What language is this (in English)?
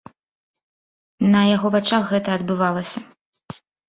Belarusian